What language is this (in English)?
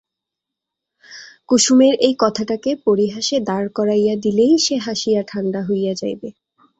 Bangla